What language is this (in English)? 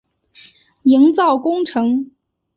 Chinese